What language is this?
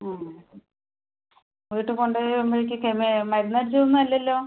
Malayalam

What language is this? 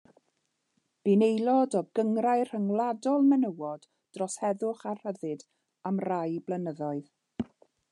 Welsh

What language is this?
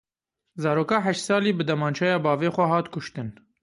Kurdish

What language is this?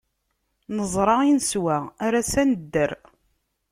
Kabyle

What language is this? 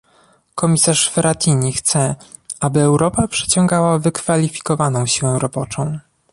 Polish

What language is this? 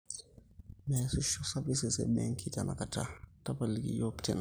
Masai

